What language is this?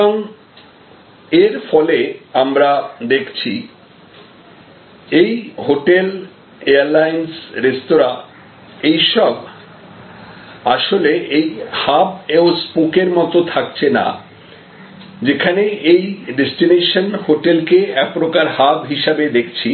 Bangla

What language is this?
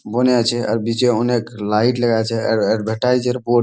Bangla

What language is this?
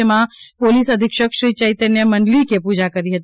Gujarati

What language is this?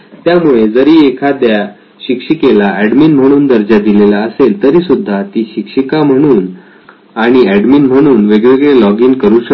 Marathi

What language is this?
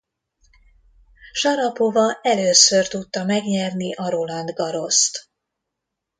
Hungarian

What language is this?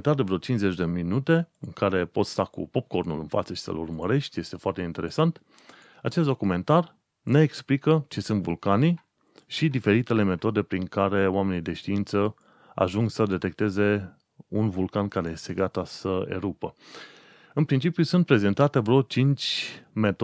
Romanian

